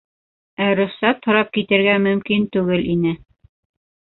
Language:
Bashkir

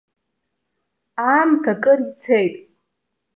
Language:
Abkhazian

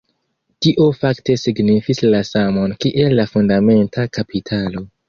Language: Esperanto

